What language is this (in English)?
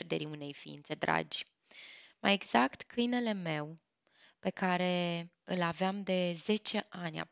Romanian